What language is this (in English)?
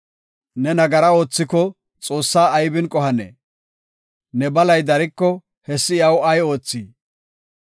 Gofa